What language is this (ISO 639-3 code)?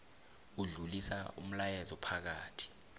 nbl